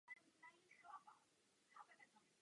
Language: Czech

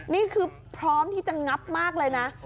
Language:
Thai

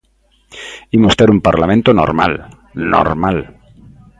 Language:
Galician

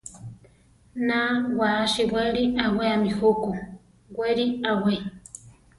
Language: Central Tarahumara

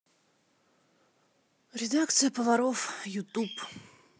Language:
Russian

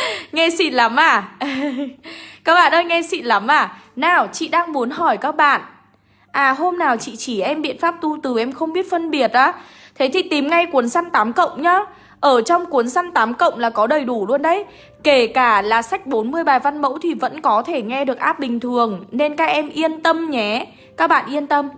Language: Vietnamese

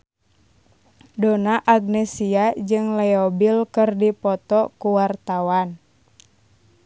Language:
Sundanese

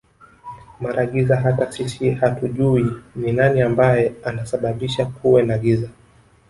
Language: Swahili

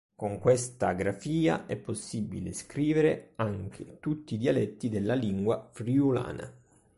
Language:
Italian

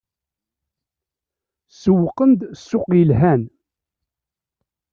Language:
Kabyle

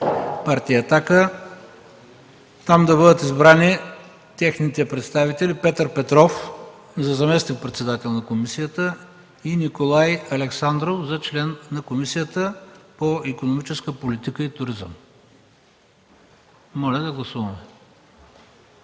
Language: Bulgarian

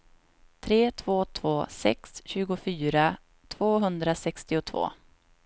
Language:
Swedish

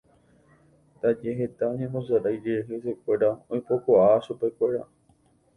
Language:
Guarani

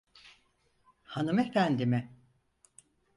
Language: Turkish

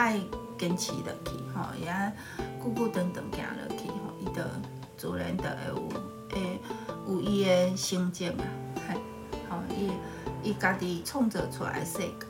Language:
Chinese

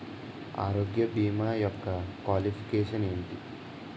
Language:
Telugu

